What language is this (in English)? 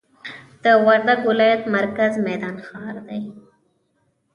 Pashto